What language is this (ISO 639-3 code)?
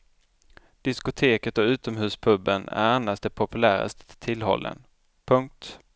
swe